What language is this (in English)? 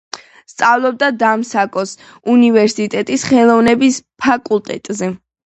Georgian